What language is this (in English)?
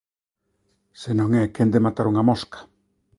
Galician